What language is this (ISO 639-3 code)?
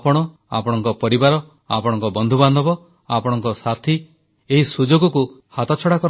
ori